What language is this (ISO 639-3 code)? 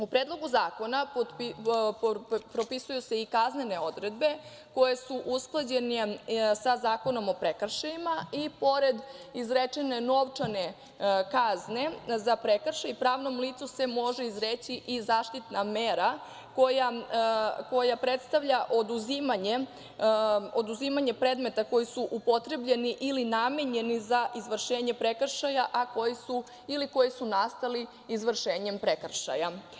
srp